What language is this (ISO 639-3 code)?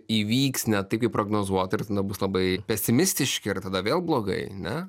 lit